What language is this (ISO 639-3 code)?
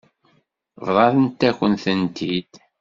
kab